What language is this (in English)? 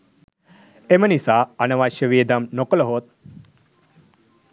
Sinhala